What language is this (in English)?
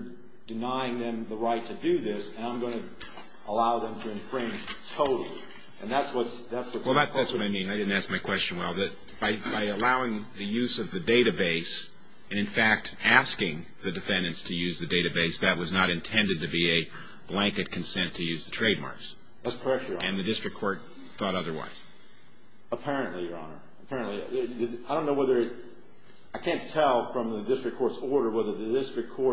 English